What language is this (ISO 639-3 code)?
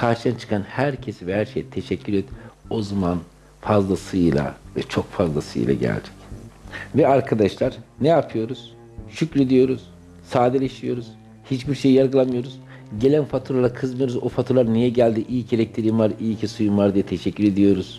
tur